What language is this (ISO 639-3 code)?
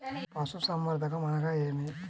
tel